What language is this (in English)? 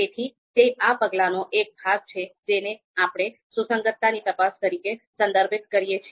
Gujarati